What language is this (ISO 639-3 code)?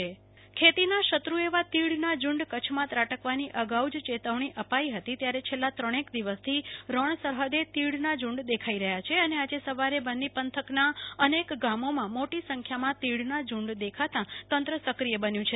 guj